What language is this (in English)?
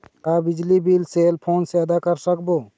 Chhattisgarhi